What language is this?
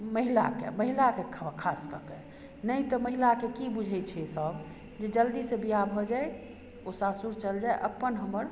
Maithili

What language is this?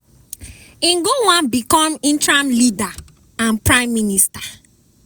Nigerian Pidgin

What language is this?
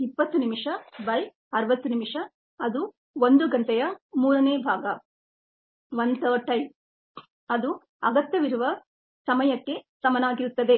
Kannada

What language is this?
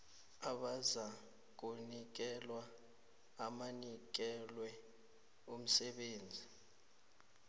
South Ndebele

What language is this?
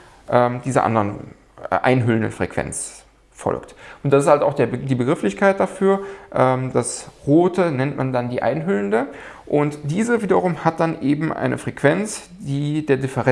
German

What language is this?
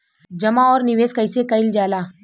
Bhojpuri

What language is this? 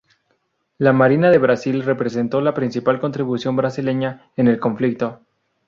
Spanish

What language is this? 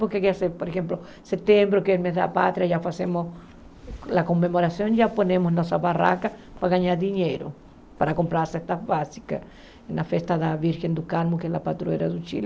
Portuguese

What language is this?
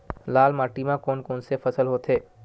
Chhattisgarhi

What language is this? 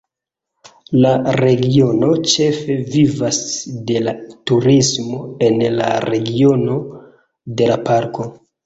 Esperanto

